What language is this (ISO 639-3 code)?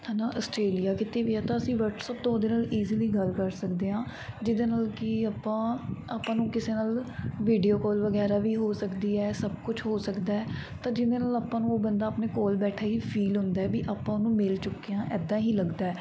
pan